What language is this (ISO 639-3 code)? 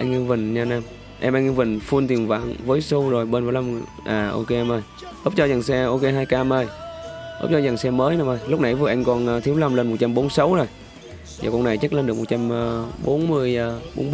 vie